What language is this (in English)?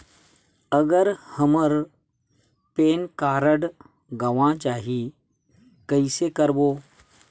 Chhattisgarhi